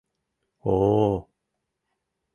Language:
Mari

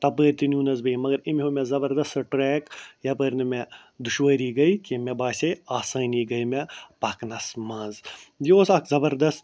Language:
Kashmiri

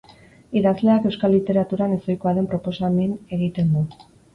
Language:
Basque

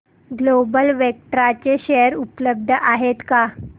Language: Marathi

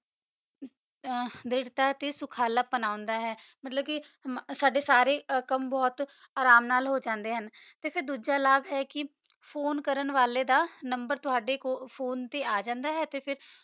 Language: Punjabi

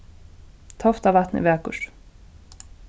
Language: Faroese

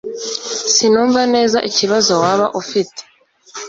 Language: Kinyarwanda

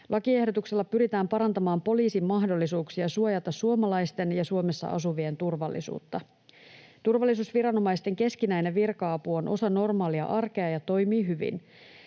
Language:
Finnish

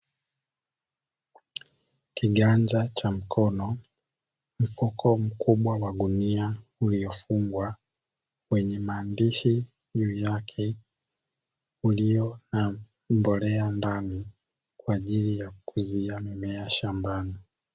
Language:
Swahili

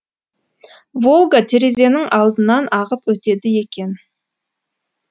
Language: Kazakh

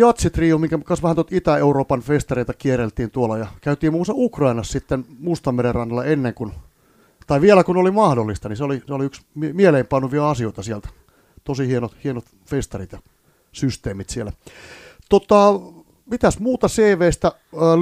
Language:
Finnish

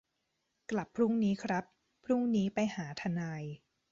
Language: Thai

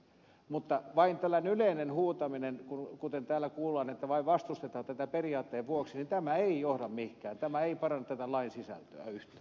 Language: Finnish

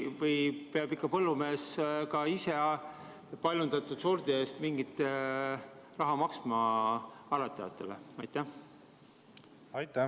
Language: Estonian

